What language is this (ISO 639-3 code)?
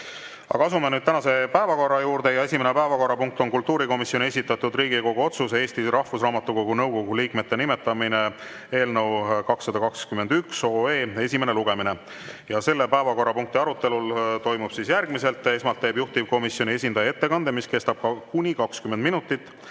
est